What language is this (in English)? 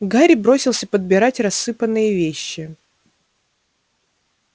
Russian